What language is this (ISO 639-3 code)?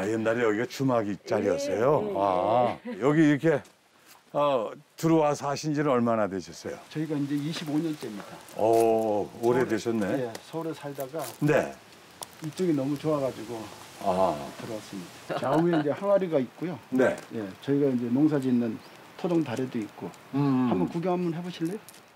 kor